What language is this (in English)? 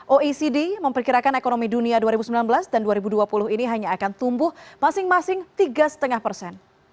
Indonesian